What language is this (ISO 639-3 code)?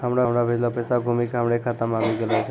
mai